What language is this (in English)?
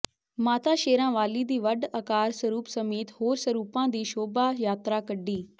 Punjabi